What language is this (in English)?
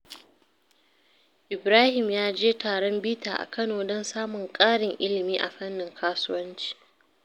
Hausa